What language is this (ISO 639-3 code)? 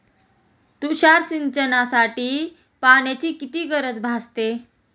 mar